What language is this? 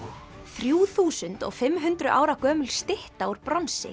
Icelandic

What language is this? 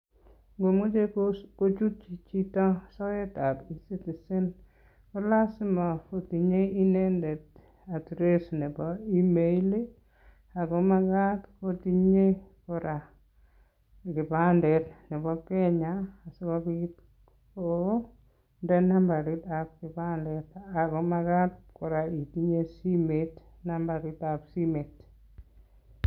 Kalenjin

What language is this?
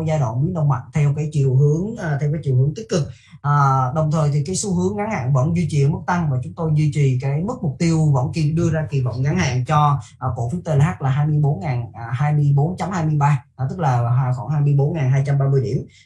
Vietnamese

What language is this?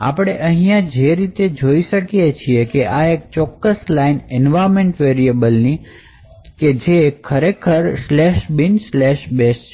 Gujarati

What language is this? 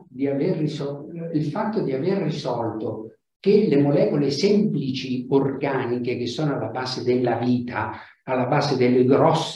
Italian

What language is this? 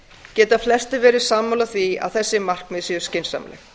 Icelandic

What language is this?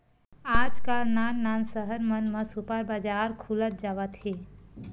Chhattisgarhi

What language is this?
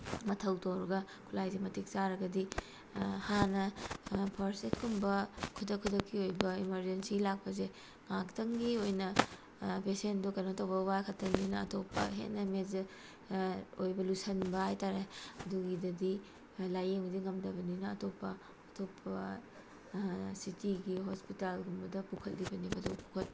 Manipuri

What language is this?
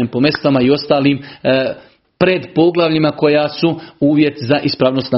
Croatian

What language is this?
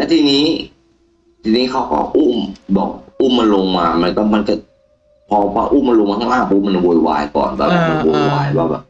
Thai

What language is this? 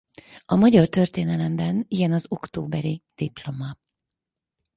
Hungarian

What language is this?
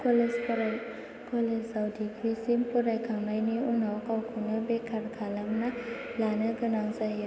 Bodo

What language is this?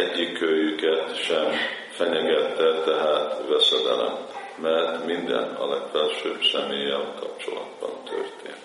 Hungarian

